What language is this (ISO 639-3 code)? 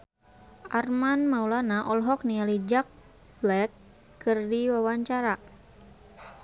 sun